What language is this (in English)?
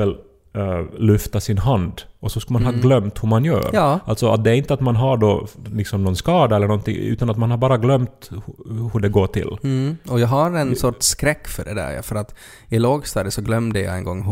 Swedish